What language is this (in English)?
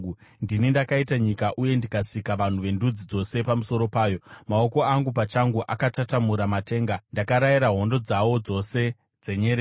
Shona